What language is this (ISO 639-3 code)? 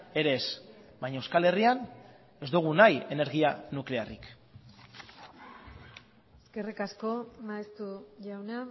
eus